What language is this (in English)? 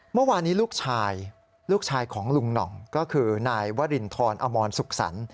Thai